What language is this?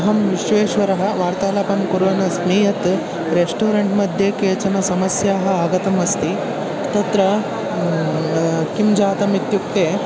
Sanskrit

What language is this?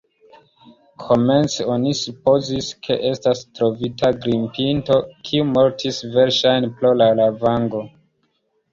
Esperanto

